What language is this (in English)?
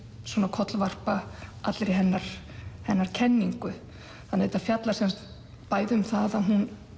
Icelandic